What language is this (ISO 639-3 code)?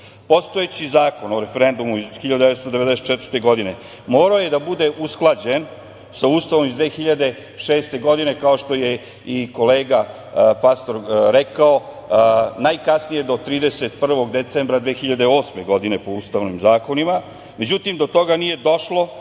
srp